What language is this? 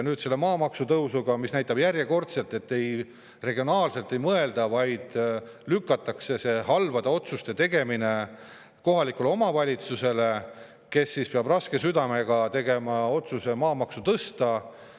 Estonian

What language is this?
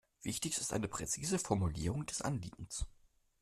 German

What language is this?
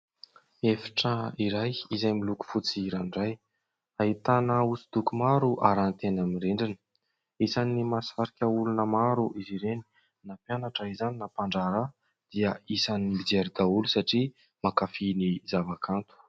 Malagasy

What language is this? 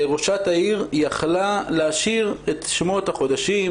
Hebrew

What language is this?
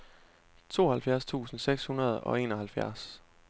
Danish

